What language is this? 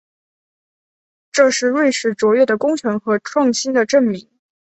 Chinese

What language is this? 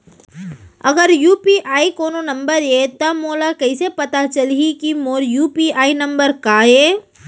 Chhattisgarhi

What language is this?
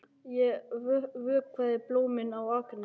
Icelandic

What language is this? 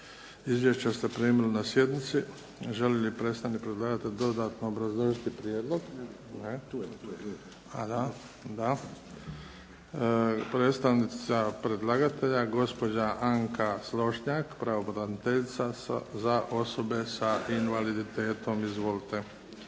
Croatian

